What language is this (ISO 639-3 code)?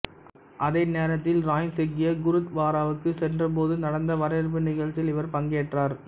tam